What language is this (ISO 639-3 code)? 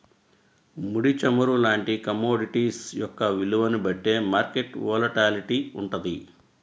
tel